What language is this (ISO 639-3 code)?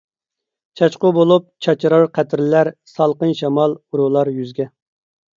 uig